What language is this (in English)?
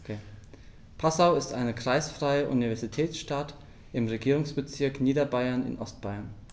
German